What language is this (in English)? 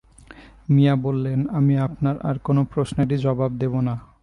Bangla